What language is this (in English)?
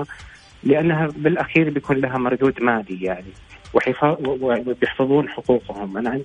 Arabic